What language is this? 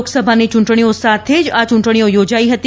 Gujarati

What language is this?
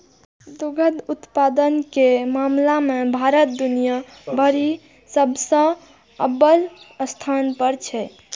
Maithili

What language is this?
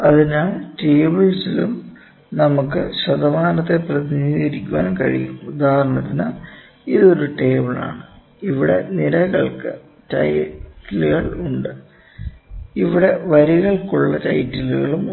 Malayalam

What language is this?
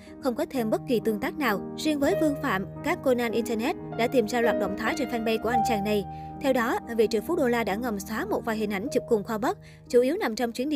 Vietnamese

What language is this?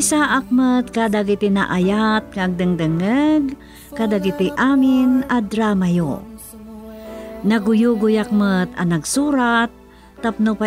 Filipino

